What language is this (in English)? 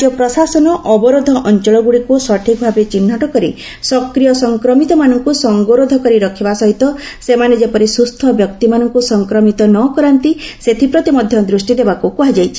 Odia